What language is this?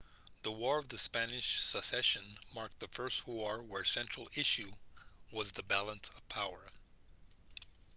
English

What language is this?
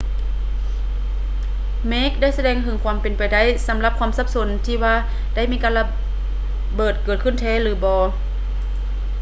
Lao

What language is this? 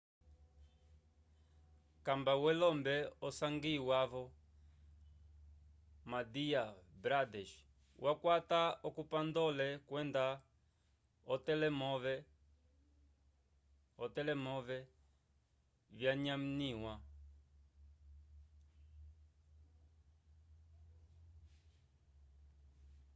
Umbundu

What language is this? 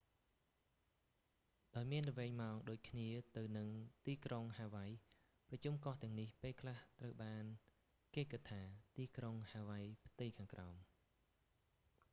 Khmer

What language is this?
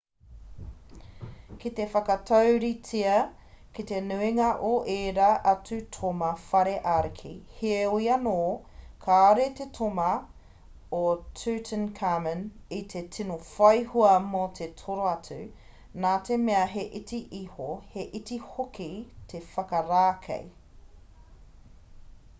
Māori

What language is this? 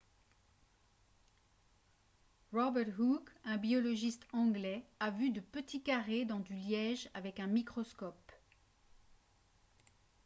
French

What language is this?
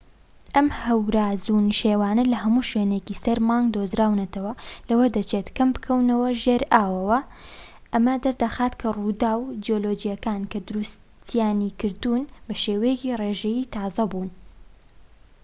Central Kurdish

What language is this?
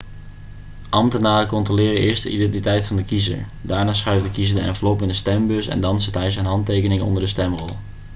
Dutch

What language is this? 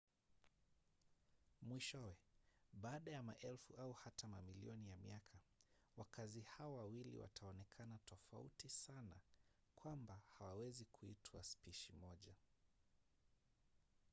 Swahili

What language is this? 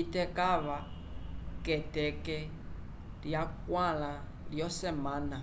Umbundu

